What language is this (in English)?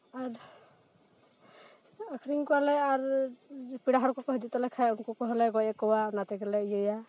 Santali